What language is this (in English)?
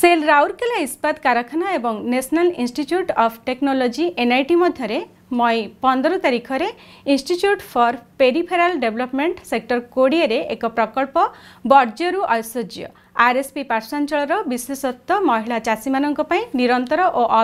English